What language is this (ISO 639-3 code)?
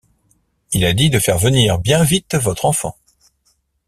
fra